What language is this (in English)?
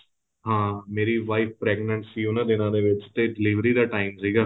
Punjabi